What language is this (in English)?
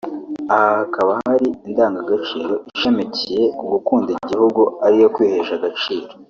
Kinyarwanda